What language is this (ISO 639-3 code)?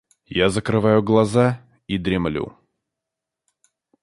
rus